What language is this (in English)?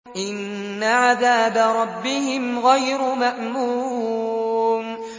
Arabic